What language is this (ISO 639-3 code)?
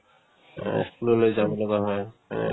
asm